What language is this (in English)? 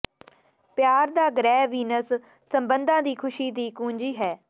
Punjabi